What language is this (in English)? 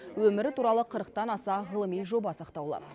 Kazakh